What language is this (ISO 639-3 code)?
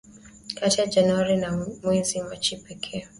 swa